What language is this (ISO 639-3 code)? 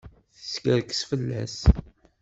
kab